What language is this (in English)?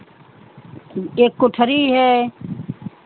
Hindi